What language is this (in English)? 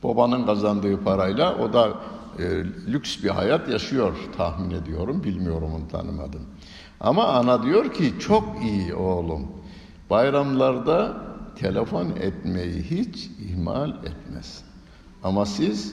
Turkish